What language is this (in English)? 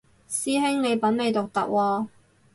Cantonese